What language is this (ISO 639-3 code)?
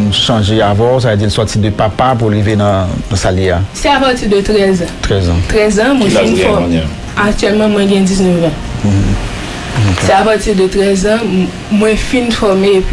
fra